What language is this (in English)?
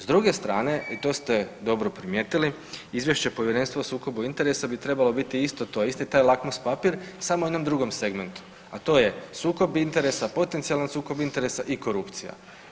Croatian